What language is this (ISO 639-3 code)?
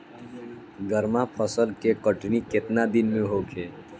bho